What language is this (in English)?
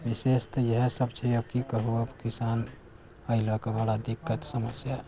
Maithili